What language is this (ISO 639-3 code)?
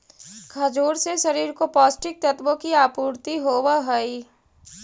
mag